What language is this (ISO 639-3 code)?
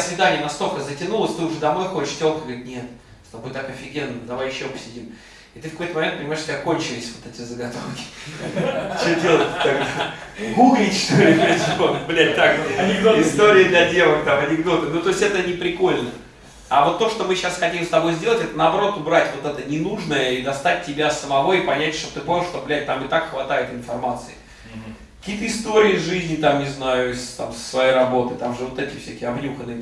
rus